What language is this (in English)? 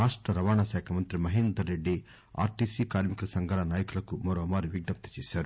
Telugu